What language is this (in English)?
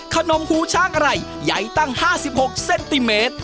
Thai